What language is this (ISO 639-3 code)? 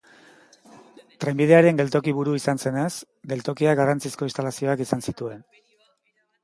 eus